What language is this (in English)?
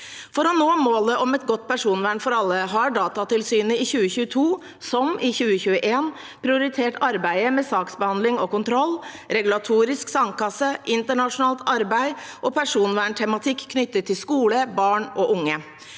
Norwegian